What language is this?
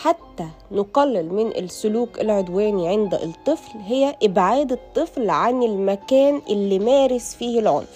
Arabic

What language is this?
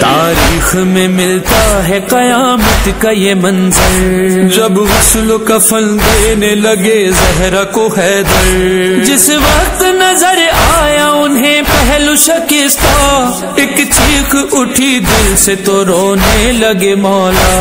Turkish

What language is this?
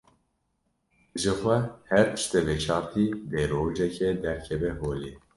Kurdish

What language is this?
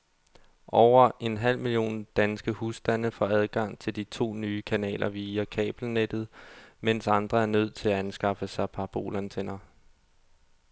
Danish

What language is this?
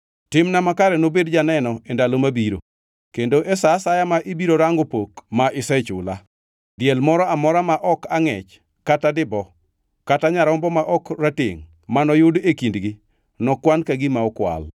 Luo (Kenya and Tanzania)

